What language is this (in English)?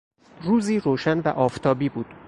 Persian